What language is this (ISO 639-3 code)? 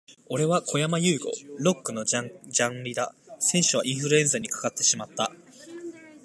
jpn